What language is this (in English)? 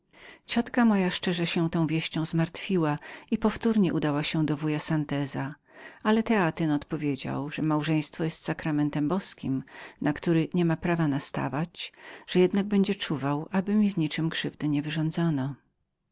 Polish